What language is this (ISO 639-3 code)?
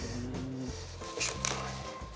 jpn